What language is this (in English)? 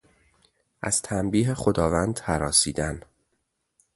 Persian